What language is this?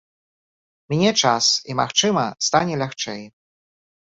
Belarusian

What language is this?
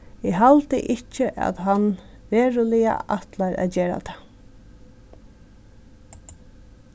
Faroese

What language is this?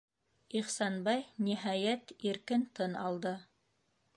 Bashkir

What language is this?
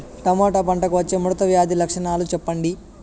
Telugu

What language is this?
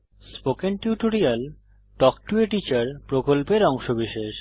Bangla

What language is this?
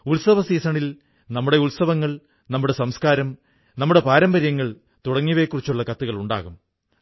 Malayalam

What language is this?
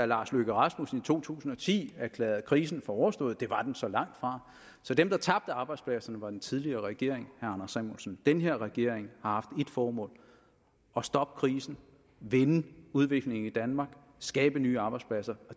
Danish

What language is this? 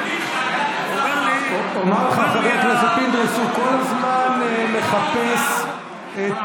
Hebrew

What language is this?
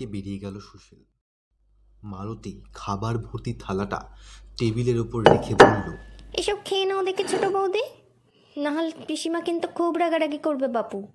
Bangla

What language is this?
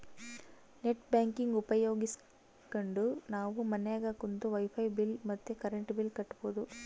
Kannada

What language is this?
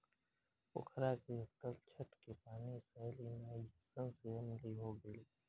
Bhojpuri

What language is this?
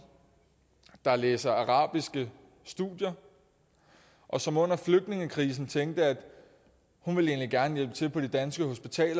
Danish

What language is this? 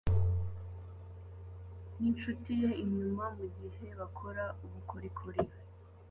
Kinyarwanda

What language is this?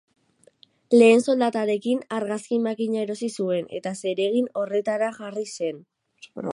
Basque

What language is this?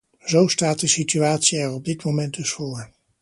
Dutch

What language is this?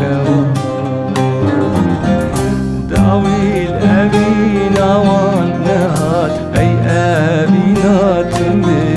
Turkish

